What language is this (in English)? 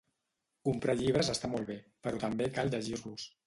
Catalan